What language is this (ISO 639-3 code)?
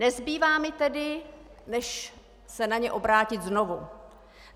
ces